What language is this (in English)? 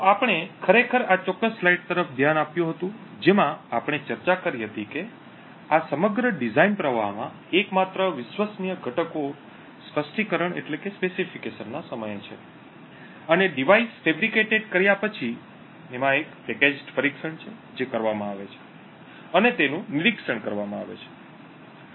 Gujarati